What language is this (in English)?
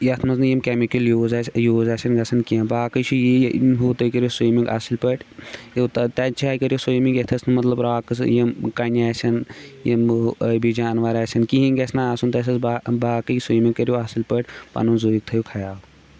Kashmiri